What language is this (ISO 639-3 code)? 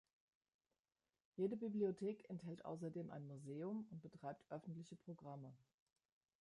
deu